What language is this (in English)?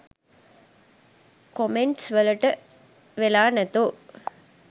Sinhala